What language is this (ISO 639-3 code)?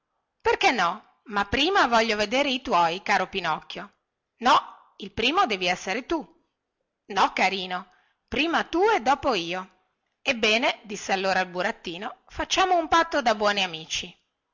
ita